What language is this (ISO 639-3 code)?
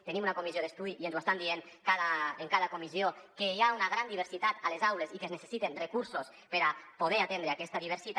cat